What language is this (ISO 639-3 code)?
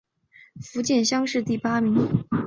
zho